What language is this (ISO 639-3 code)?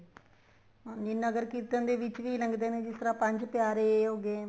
pan